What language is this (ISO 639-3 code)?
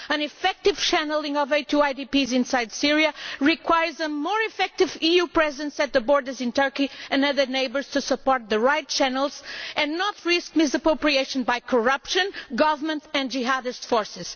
eng